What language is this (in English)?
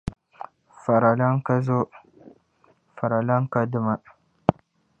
Dagbani